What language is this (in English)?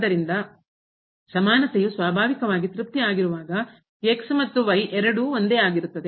Kannada